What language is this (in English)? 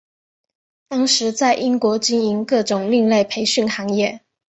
Chinese